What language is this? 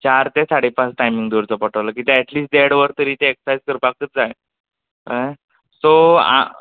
Konkani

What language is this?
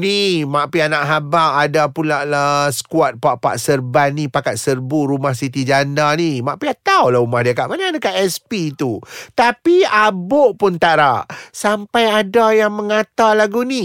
Malay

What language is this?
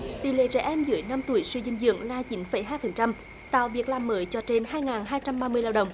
Vietnamese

